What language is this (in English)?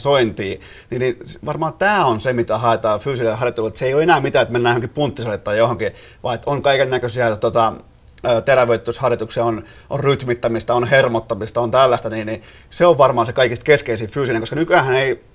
Finnish